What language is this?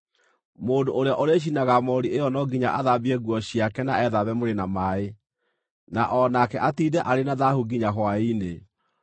Kikuyu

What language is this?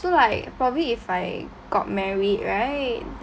English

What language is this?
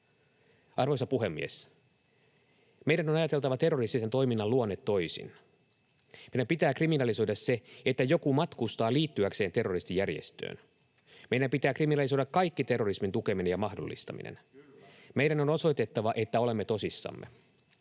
Finnish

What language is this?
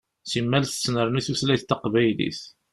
Kabyle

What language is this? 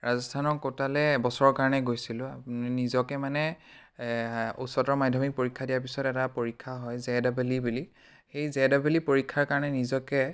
Assamese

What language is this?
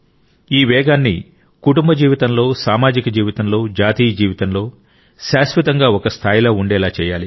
Telugu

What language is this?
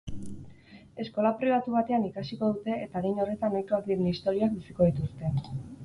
Basque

